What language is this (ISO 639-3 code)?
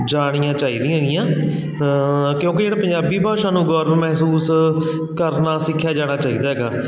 pan